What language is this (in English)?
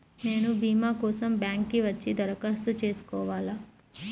Telugu